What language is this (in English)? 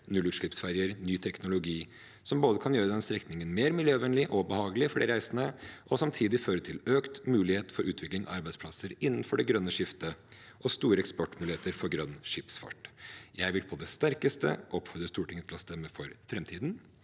Norwegian